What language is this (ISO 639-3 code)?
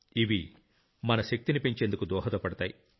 tel